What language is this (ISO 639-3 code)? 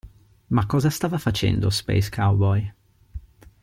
ita